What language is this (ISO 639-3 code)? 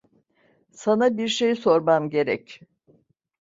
tur